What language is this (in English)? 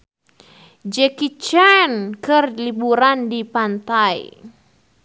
Sundanese